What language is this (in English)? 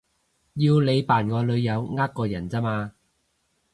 Cantonese